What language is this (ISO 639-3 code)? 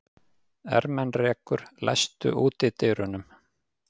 isl